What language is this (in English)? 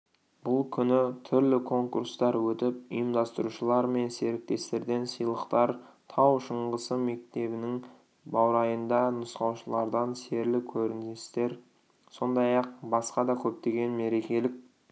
Kazakh